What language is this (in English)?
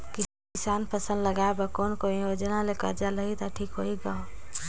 Chhattisgarhi